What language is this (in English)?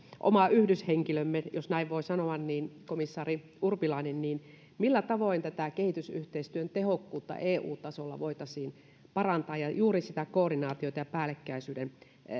Finnish